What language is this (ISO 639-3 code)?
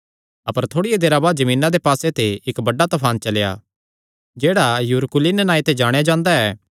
xnr